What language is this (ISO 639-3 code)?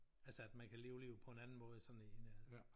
dan